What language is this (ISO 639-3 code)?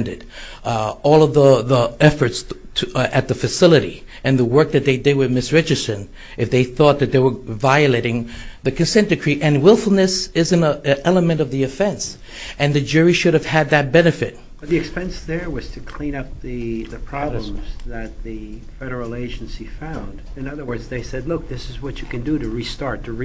eng